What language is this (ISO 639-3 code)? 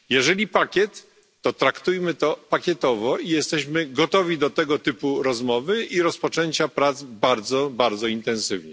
pol